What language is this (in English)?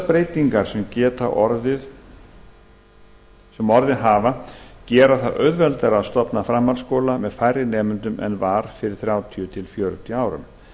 Icelandic